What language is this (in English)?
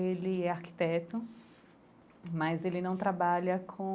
Portuguese